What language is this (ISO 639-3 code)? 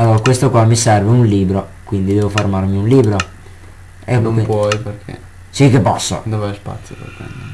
ita